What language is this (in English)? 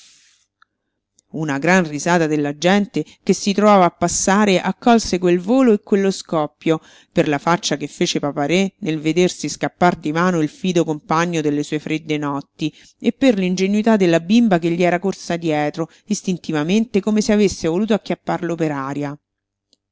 Italian